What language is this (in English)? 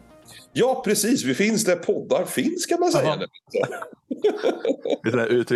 Swedish